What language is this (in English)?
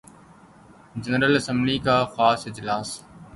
Urdu